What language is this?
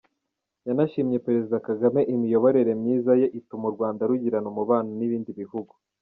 Kinyarwanda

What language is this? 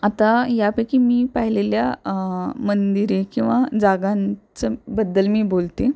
Marathi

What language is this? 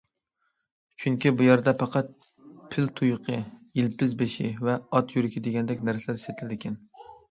Uyghur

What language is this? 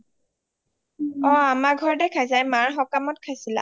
Assamese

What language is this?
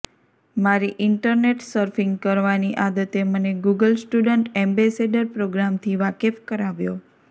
Gujarati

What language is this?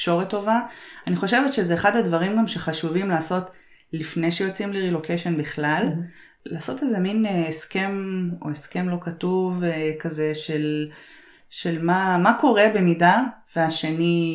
Hebrew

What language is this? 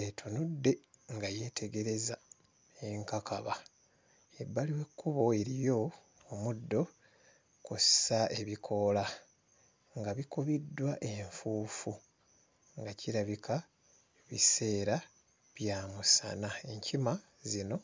Ganda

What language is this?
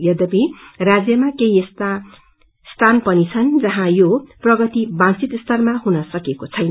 Nepali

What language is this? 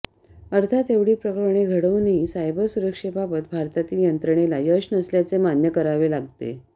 Marathi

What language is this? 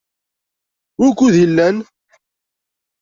Kabyle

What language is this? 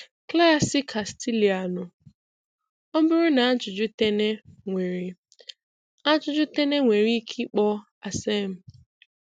Igbo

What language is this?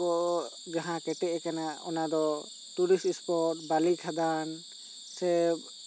Santali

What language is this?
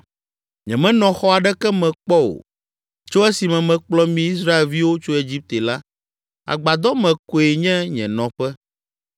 Ewe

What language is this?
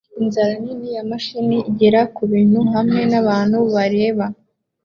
Kinyarwanda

